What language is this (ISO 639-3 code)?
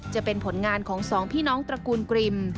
tha